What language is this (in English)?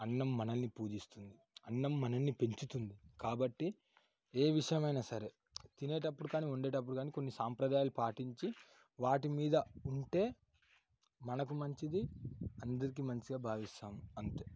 Telugu